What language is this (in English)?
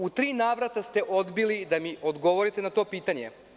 Serbian